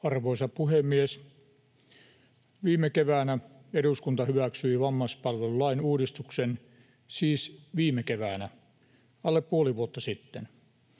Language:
Finnish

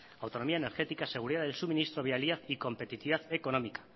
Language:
Spanish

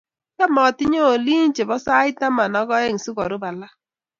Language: Kalenjin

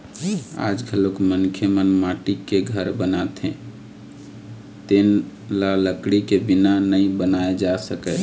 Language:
Chhattisgarhi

